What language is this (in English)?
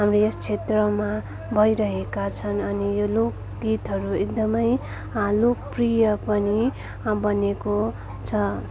Nepali